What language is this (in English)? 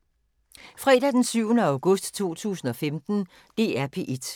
Danish